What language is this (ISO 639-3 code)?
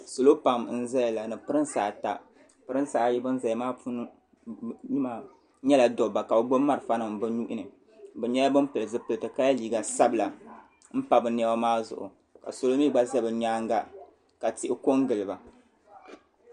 dag